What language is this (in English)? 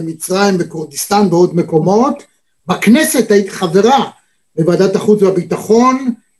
Hebrew